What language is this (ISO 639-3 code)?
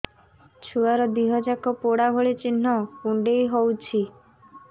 ori